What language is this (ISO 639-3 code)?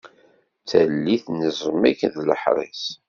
kab